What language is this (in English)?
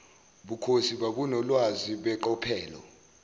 Zulu